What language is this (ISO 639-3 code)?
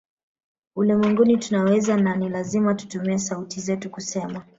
swa